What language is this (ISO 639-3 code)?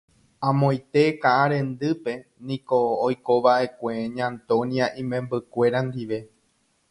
grn